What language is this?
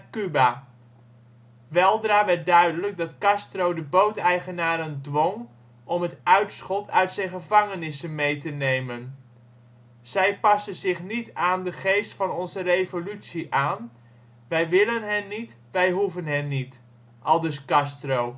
Dutch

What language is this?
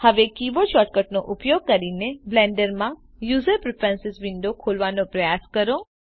Gujarati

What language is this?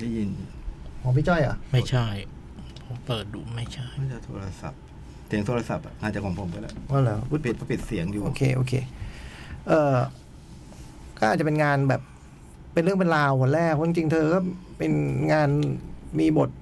Thai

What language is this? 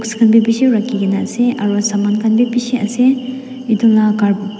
Naga Pidgin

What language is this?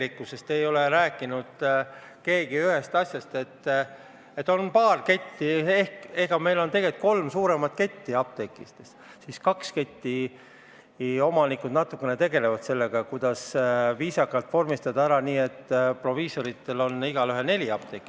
Estonian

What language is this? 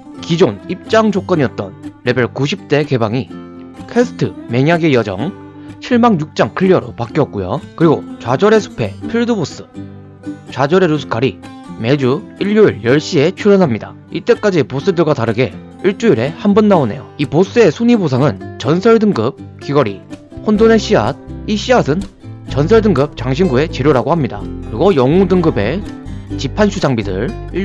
Korean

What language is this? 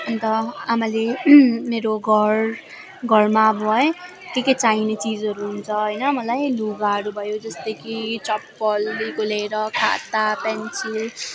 Nepali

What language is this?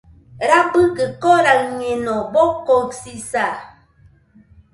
Nüpode Huitoto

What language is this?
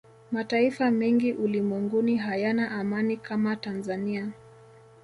Swahili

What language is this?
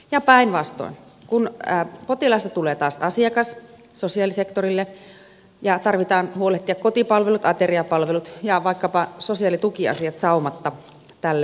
Finnish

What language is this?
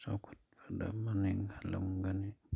Manipuri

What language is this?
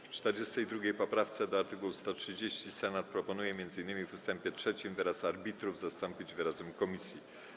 Polish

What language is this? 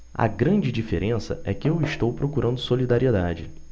Portuguese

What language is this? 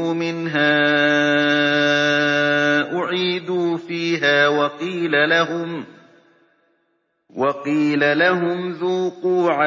Arabic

